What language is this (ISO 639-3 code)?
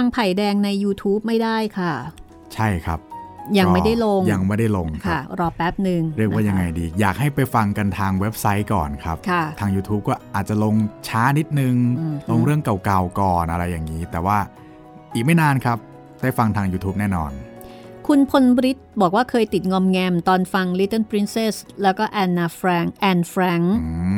tha